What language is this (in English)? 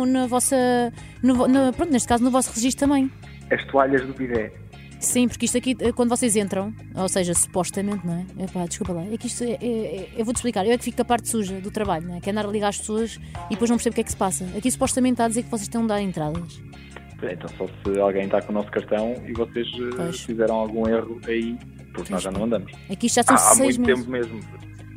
Portuguese